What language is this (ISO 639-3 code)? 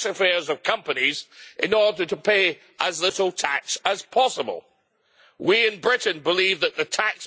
eng